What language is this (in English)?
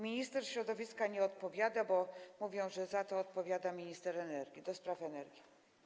Polish